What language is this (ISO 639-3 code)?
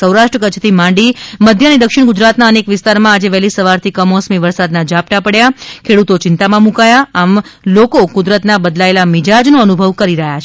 guj